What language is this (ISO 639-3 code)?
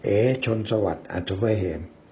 tha